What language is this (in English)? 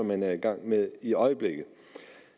Danish